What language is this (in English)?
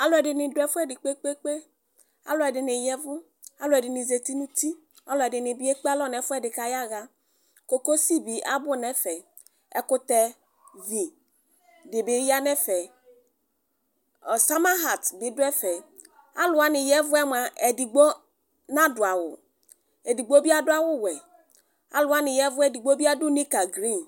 Ikposo